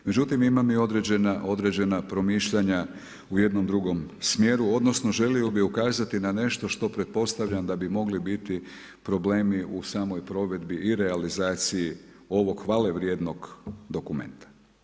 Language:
Croatian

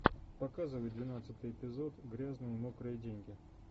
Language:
Russian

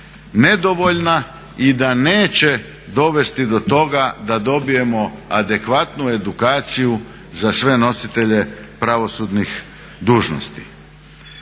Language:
Croatian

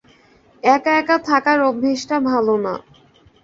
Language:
Bangla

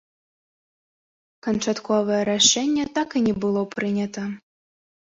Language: Belarusian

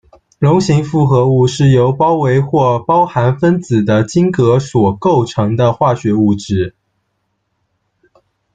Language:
Chinese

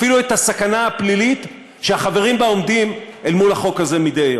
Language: Hebrew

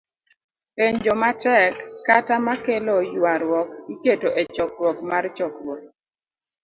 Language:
Luo (Kenya and Tanzania)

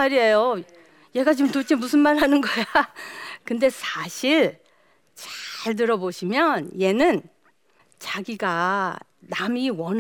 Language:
Korean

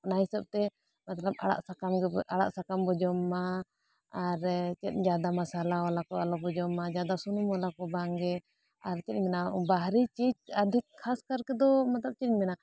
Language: Santali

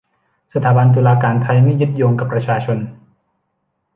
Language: Thai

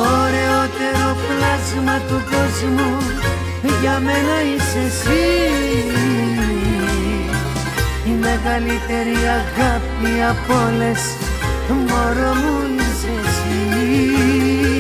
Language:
Greek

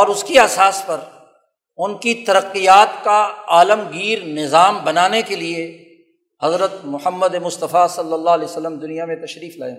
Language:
Urdu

